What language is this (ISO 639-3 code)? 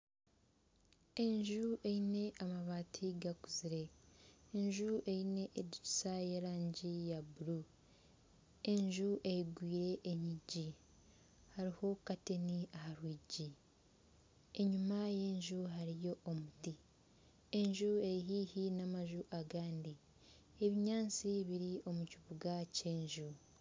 nyn